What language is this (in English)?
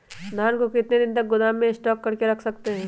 Magahi